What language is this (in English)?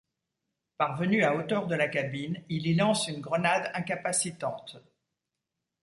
French